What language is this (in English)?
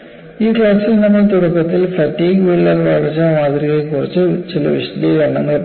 Malayalam